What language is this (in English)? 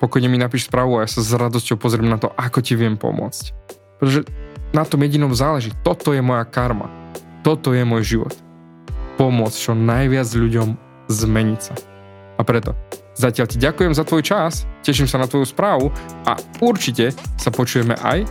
Slovak